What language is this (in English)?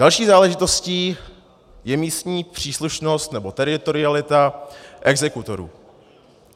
Czech